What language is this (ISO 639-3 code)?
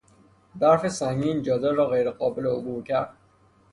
fas